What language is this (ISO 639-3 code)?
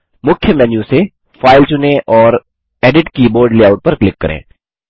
hin